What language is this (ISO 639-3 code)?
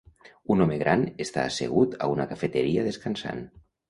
cat